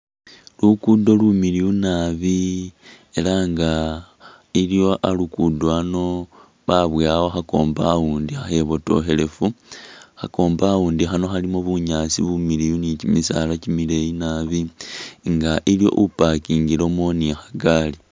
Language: Masaaba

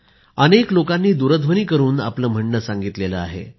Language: Marathi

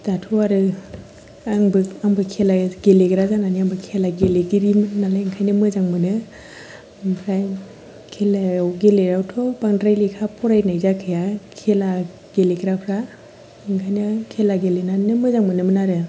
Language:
Bodo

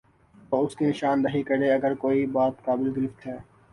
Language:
Urdu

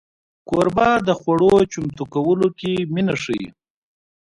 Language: Pashto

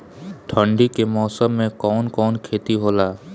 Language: Bhojpuri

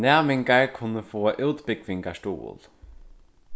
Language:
Faroese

